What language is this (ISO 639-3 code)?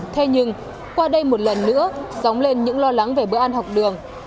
vie